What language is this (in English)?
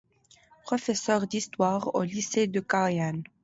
French